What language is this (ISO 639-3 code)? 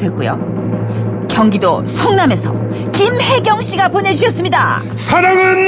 kor